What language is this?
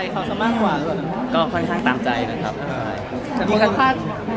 Thai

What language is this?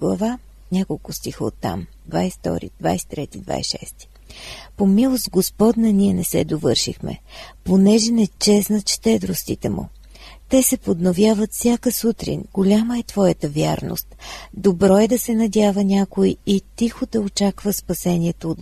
Bulgarian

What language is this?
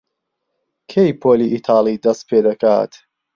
Central Kurdish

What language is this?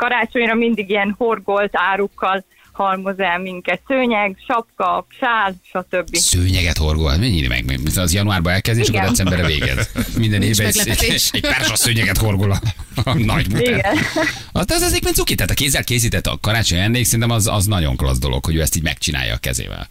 Hungarian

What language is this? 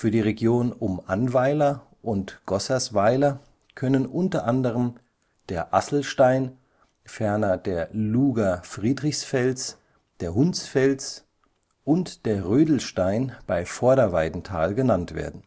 German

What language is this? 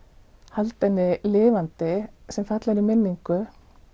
Icelandic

